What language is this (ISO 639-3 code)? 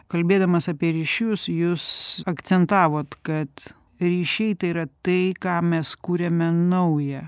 lit